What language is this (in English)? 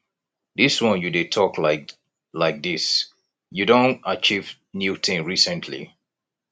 Nigerian Pidgin